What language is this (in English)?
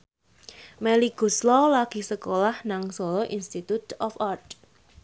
Javanese